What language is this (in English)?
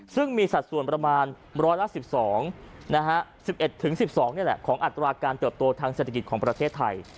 Thai